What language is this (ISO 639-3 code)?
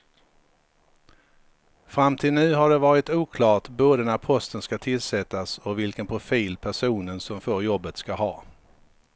swe